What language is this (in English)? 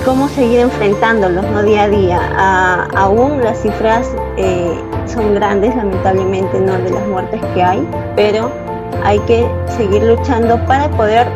Spanish